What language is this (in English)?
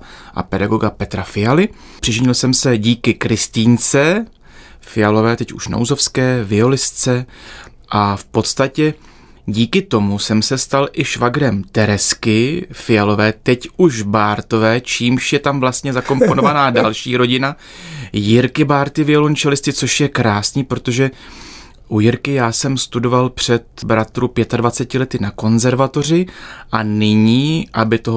Czech